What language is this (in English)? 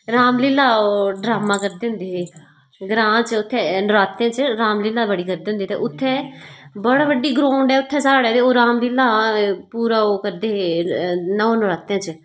Dogri